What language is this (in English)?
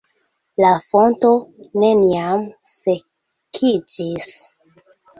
Esperanto